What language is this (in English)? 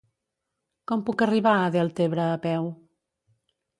Catalan